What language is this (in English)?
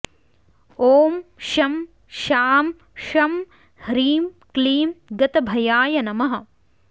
Sanskrit